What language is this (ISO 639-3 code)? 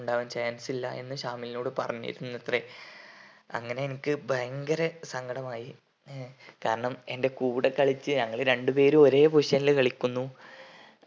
mal